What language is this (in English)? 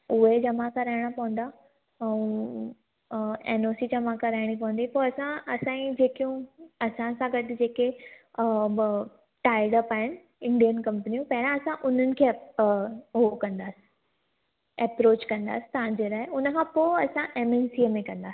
Sindhi